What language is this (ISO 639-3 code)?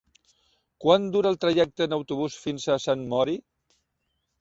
cat